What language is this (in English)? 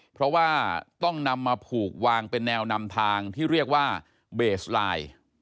Thai